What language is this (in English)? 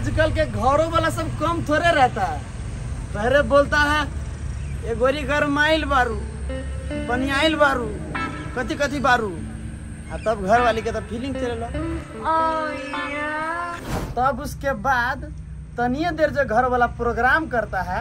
Hindi